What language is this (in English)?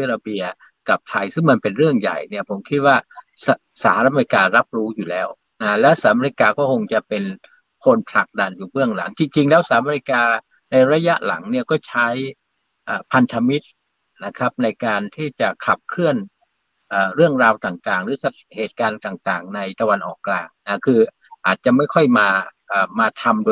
Thai